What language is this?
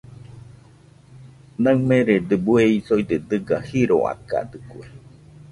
Nüpode Huitoto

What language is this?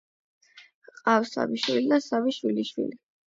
Georgian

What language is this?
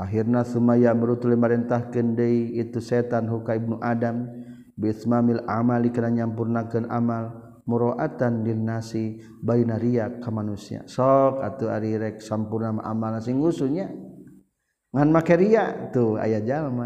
Malay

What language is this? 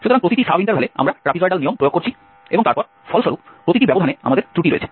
Bangla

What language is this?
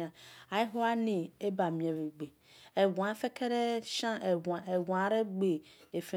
Esan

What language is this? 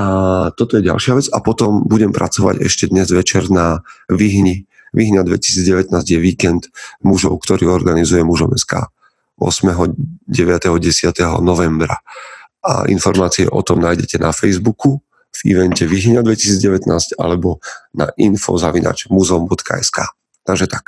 Slovak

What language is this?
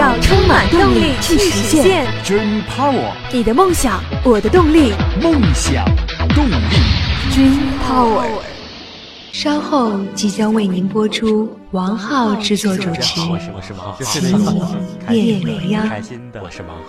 Chinese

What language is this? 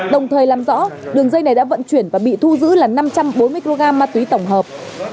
Vietnamese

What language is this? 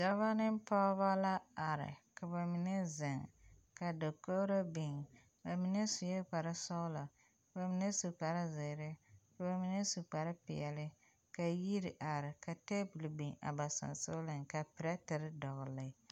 Southern Dagaare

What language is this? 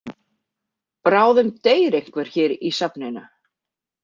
Icelandic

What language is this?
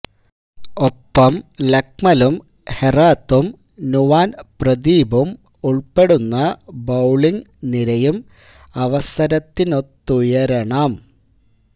Malayalam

